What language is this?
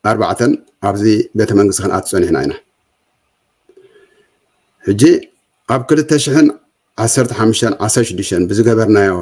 Arabic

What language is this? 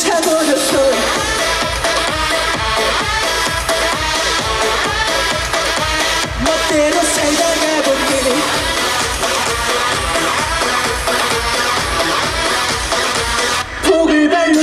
Korean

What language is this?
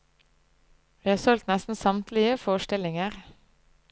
Norwegian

